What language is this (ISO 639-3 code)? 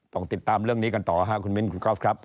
tha